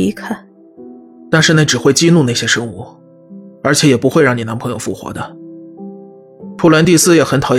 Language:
Chinese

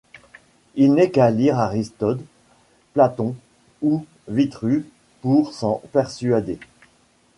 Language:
French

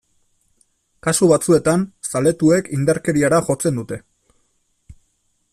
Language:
Basque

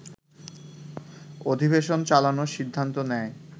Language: Bangla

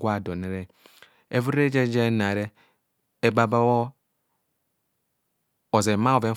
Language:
Kohumono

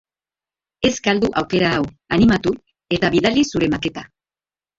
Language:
Basque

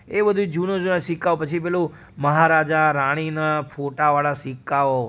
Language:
Gujarati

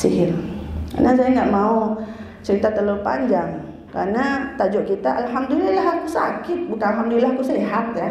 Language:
Indonesian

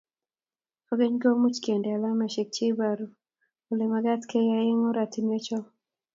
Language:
Kalenjin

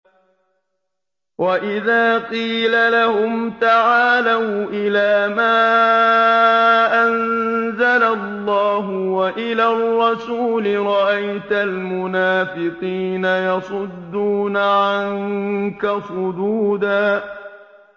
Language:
Arabic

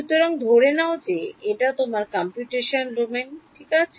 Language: Bangla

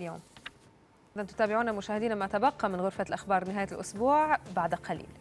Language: Arabic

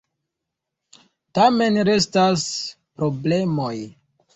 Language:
Esperanto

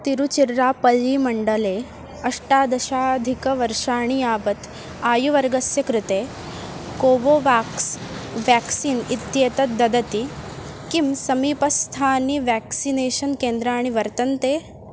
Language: Sanskrit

